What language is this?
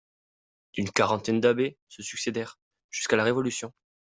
French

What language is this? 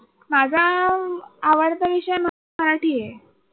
Marathi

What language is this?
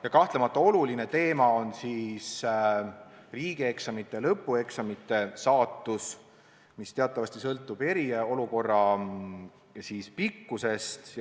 Estonian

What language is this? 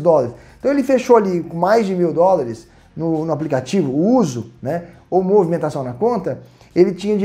Portuguese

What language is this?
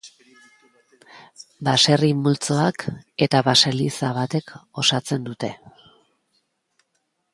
Basque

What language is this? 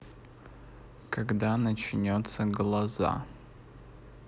Russian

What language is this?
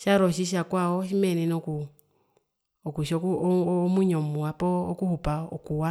Herero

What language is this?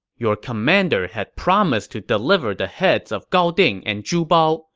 English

